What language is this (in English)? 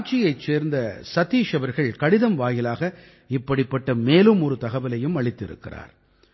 Tamil